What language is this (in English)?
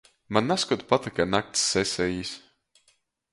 Latgalian